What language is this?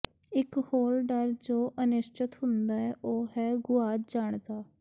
Punjabi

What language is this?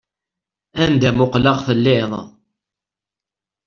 Kabyle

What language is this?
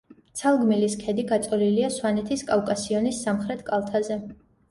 Georgian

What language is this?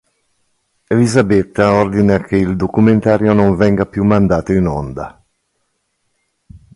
Italian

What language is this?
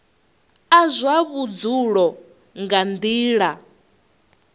Venda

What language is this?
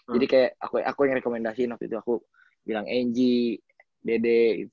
Indonesian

